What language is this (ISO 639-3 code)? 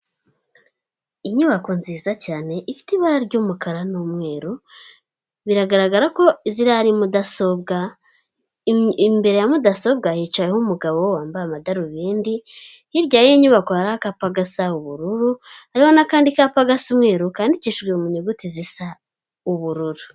kin